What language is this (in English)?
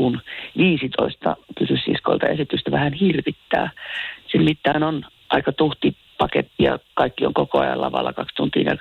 Finnish